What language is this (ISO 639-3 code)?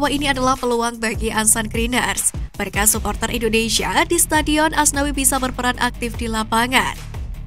ind